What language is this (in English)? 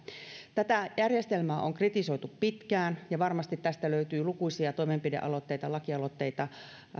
Finnish